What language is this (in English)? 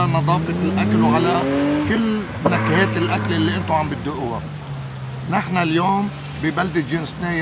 Arabic